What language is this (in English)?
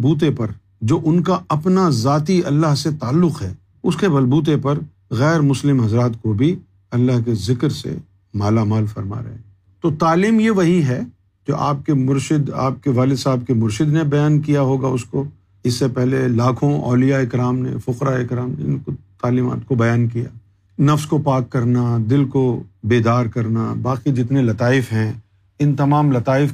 Urdu